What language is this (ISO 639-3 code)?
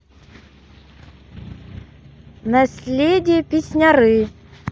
rus